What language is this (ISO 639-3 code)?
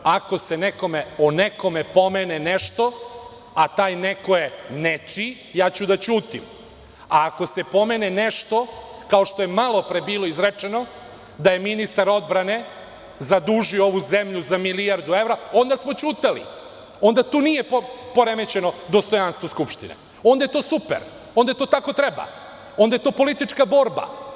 srp